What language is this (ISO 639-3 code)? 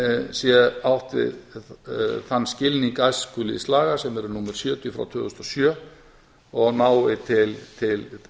isl